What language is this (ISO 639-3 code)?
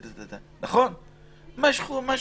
heb